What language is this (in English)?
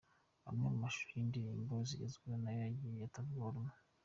Kinyarwanda